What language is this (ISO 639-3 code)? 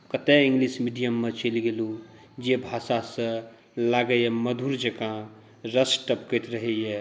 mai